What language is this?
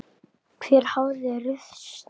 Icelandic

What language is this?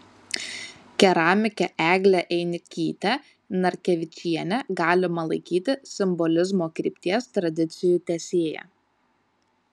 Lithuanian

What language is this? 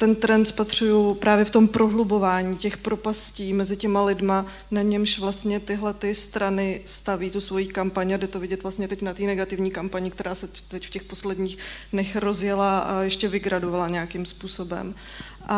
Czech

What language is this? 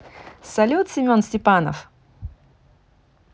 Russian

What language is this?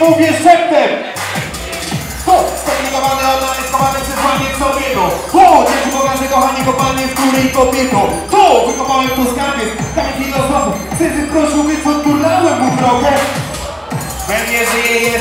Polish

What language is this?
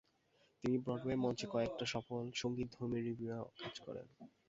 Bangla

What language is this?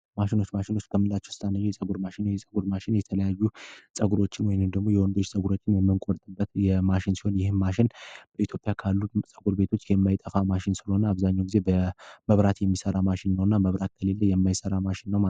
Amharic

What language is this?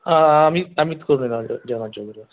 Marathi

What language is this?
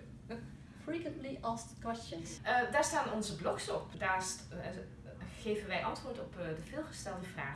Dutch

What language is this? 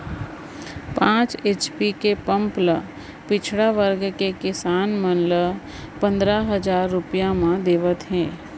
Chhattisgarhi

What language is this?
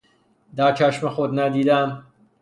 Persian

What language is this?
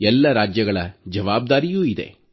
Kannada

